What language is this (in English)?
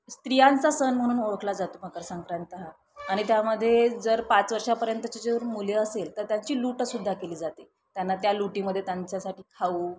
Marathi